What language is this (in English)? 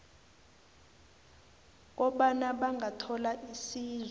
South Ndebele